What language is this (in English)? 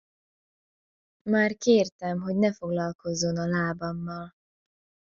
Hungarian